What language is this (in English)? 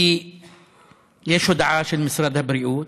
Hebrew